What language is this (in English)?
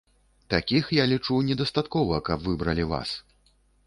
Belarusian